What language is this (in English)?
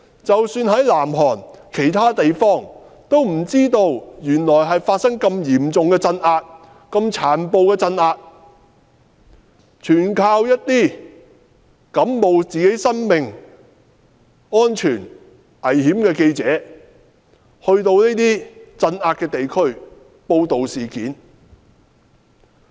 Cantonese